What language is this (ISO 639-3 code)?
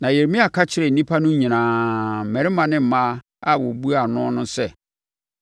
aka